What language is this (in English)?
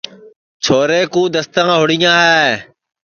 Sansi